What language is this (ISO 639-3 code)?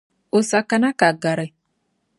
dag